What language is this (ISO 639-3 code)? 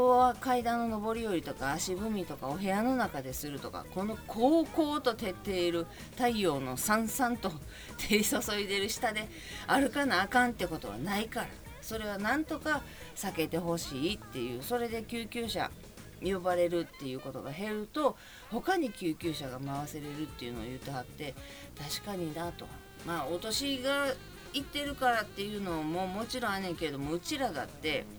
jpn